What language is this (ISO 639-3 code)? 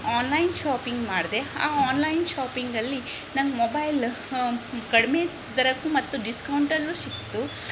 kan